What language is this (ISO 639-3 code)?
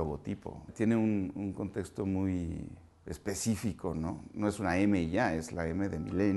spa